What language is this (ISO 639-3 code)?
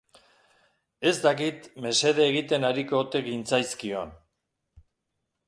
eus